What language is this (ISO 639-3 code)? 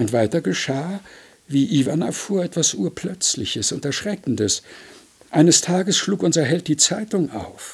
deu